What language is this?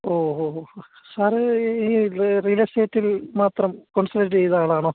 Malayalam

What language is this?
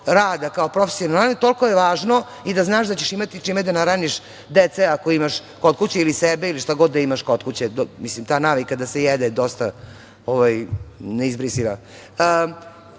Serbian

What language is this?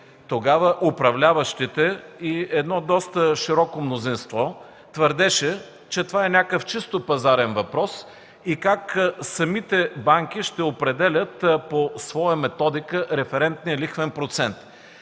Bulgarian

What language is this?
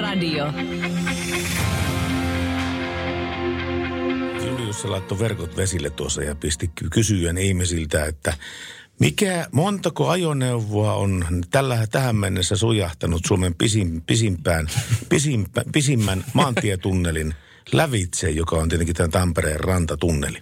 Finnish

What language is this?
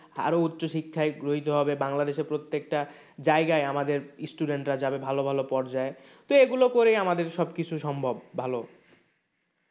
Bangla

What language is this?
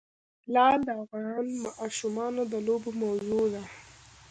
Pashto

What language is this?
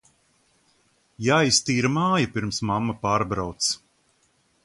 Latvian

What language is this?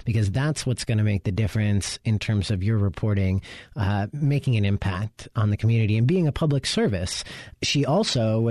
English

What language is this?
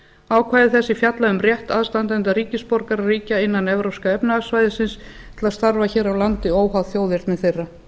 Icelandic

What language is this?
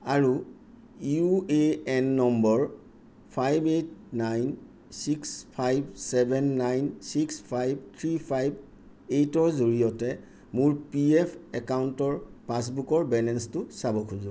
Assamese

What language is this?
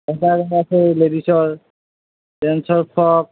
Assamese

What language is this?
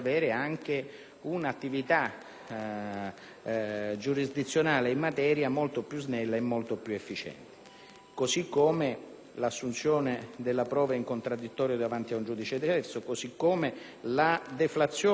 Italian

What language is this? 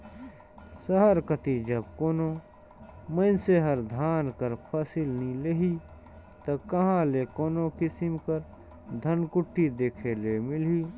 Chhattisgarhi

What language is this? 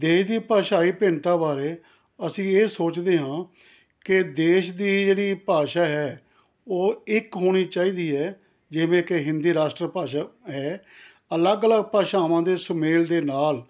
Punjabi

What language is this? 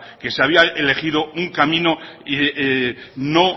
Spanish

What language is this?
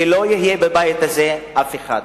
Hebrew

